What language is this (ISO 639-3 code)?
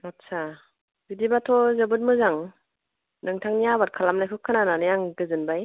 brx